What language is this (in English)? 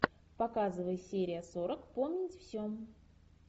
Russian